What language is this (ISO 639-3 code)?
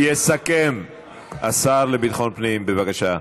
heb